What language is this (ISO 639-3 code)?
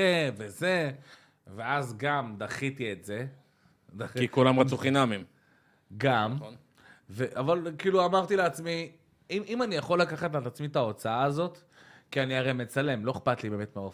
heb